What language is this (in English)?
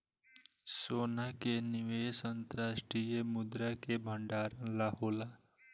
Bhojpuri